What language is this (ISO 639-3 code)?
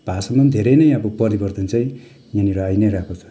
nep